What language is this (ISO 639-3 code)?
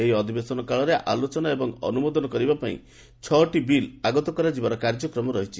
ori